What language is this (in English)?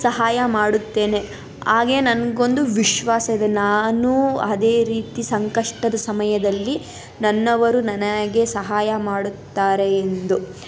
Kannada